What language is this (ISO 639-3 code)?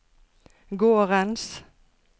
nor